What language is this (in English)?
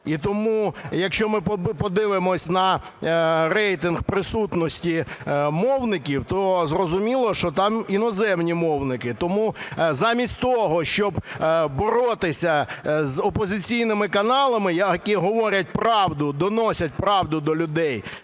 Ukrainian